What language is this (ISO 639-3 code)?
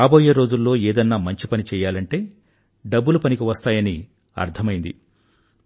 tel